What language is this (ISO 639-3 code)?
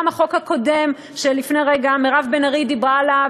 heb